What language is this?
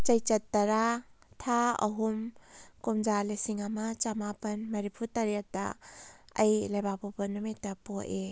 Manipuri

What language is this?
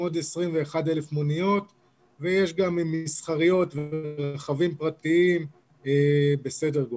Hebrew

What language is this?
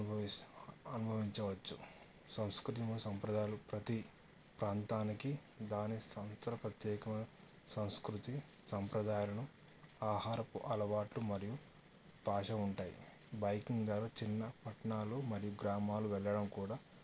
Telugu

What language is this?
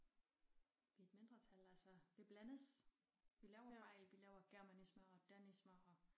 Danish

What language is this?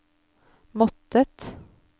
Norwegian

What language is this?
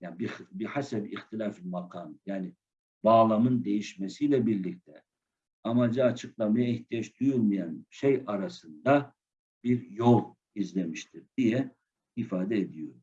Turkish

